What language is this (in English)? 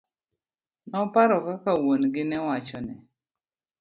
Luo (Kenya and Tanzania)